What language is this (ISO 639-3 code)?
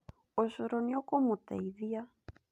kik